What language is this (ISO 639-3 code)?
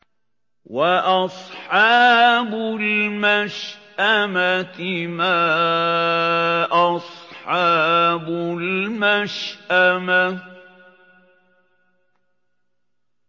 ara